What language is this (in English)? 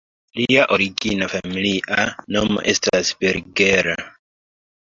Esperanto